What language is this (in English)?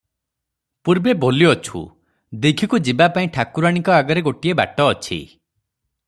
Odia